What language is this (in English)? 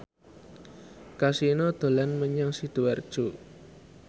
Javanese